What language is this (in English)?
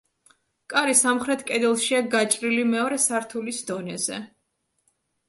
Georgian